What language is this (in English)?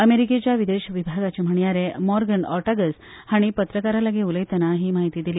Konkani